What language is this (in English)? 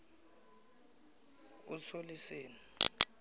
South Ndebele